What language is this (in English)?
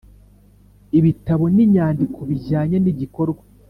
Kinyarwanda